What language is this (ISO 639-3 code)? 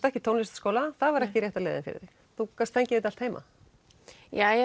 isl